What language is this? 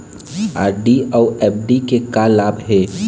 Chhattisgarhi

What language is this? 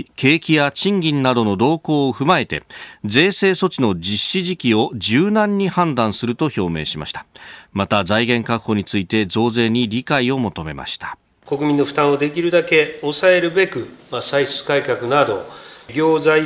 Japanese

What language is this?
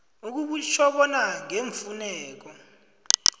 South Ndebele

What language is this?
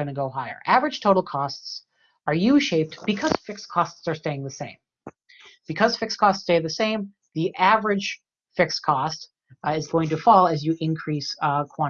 English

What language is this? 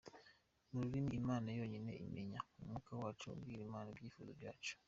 Kinyarwanda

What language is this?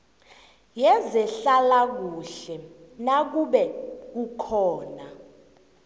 South Ndebele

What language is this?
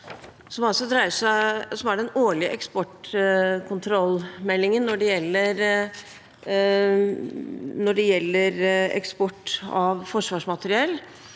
Norwegian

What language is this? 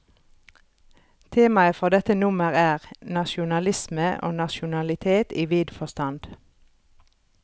Norwegian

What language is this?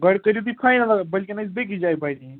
Kashmiri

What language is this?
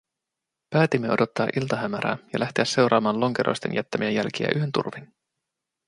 Finnish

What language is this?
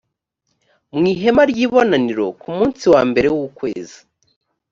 Kinyarwanda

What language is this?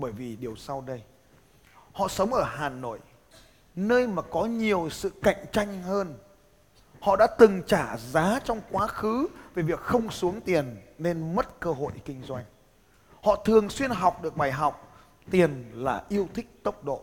Vietnamese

